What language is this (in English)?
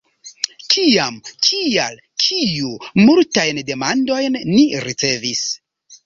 Esperanto